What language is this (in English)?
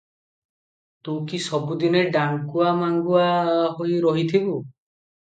Odia